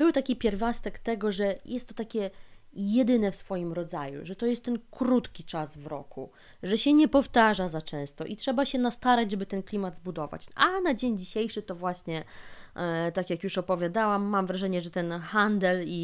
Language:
Polish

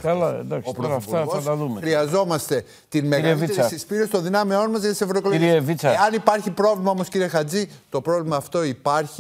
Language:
Greek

